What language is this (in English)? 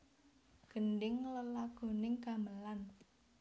Javanese